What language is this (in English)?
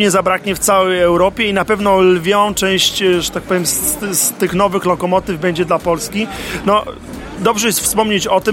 Polish